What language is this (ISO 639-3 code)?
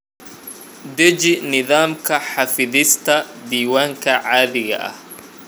som